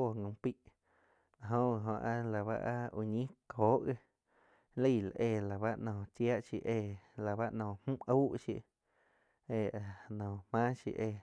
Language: Quiotepec Chinantec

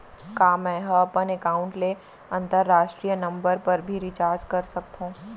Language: Chhattisgarhi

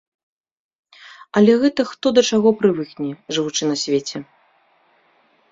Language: Belarusian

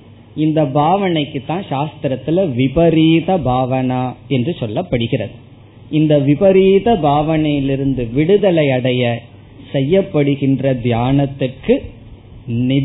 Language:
Tamil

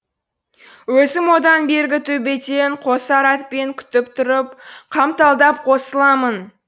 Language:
Kazakh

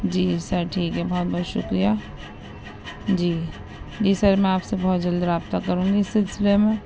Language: Urdu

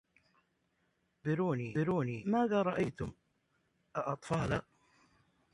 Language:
Arabic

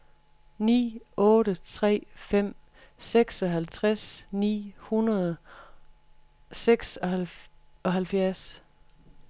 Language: Danish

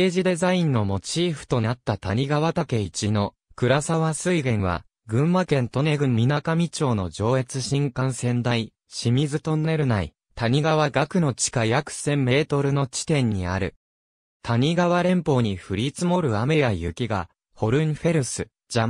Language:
Japanese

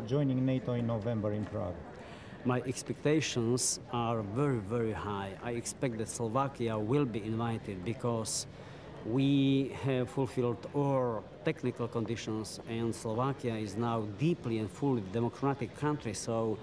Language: English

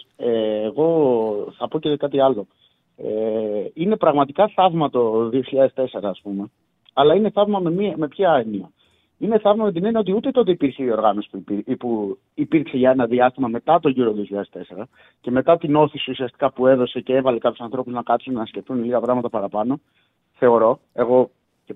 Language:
Greek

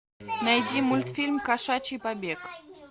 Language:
Russian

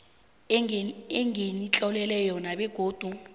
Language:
South Ndebele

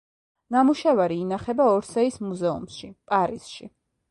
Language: Georgian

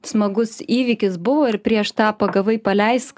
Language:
Lithuanian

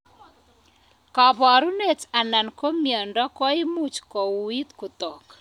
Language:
Kalenjin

